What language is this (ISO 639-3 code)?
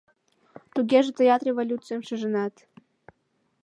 chm